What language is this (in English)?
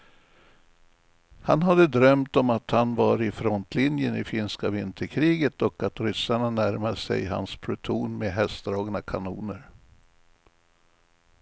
Swedish